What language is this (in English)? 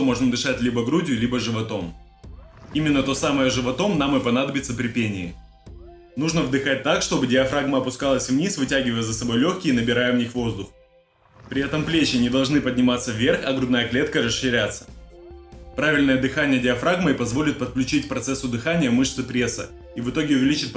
Russian